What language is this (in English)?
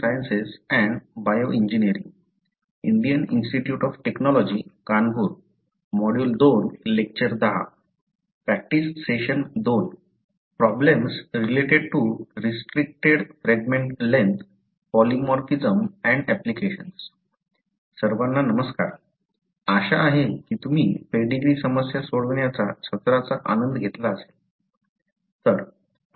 Marathi